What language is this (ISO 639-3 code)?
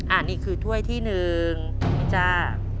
tha